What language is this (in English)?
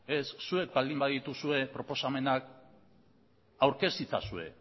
Basque